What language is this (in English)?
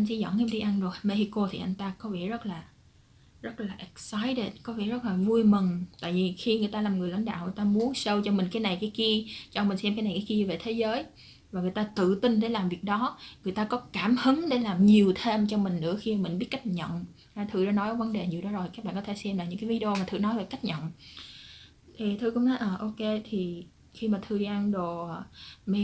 Vietnamese